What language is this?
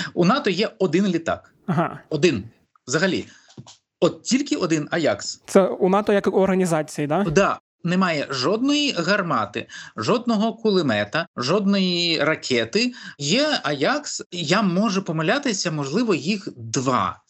Ukrainian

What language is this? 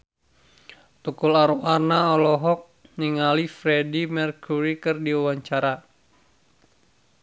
Sundanese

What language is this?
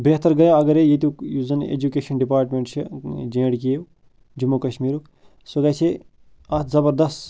Kashmiri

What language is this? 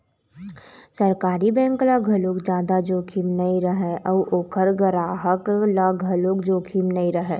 Chhattisgarhi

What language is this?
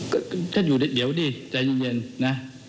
Thai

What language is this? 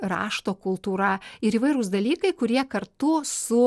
Lithuanian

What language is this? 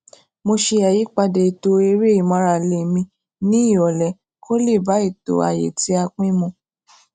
Yoruba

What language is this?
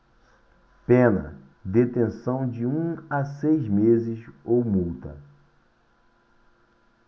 Portuguese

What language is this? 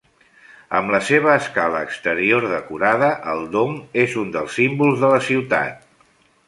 Catalan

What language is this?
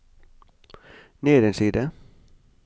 Norwegian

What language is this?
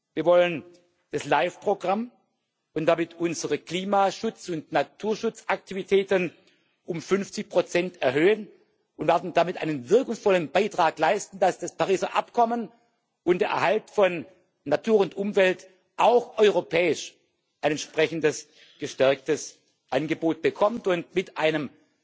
German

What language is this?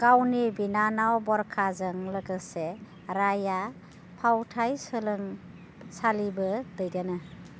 Bodo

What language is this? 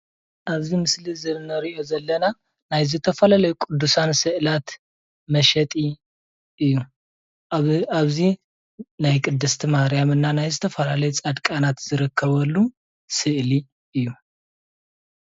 Tigrinya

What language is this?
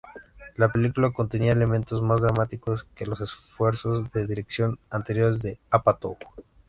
Spanish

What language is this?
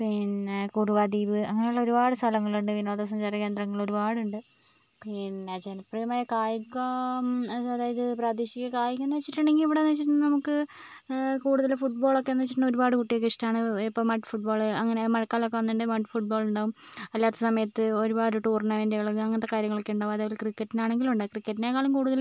Malayalam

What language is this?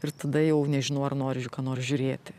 Lithuanian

